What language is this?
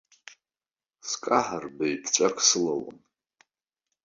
Abkhazian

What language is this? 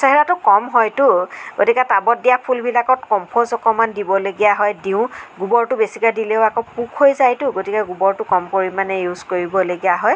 Assamese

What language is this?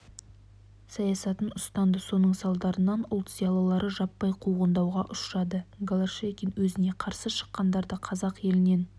Kazakh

